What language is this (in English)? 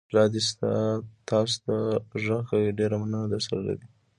Pashto